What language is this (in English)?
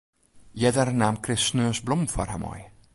Western Frisian